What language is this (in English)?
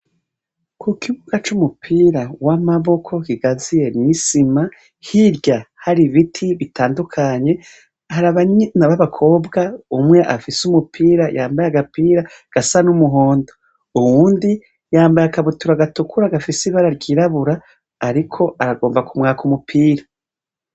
Rundi